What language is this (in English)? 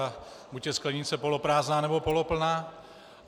Czech